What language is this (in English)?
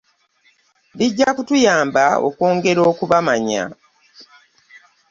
Ganda